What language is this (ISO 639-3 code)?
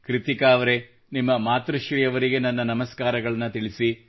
kan